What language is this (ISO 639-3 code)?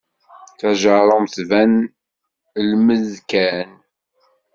kab